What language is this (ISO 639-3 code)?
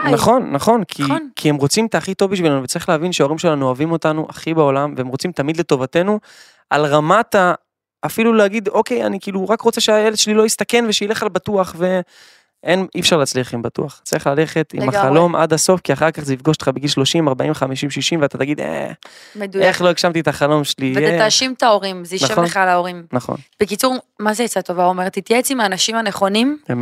heb